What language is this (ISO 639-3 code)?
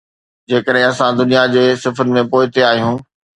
snd